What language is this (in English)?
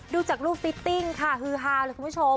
Thai